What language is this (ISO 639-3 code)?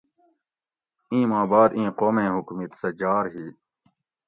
gwc